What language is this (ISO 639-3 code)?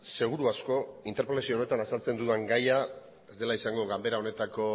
eus